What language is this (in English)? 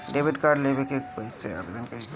Bhojpuri